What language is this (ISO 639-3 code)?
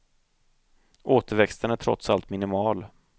swe